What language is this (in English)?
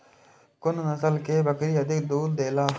Maithili